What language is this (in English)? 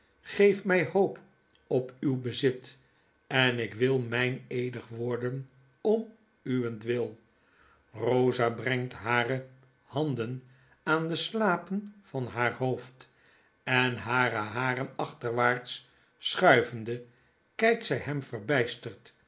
Dutch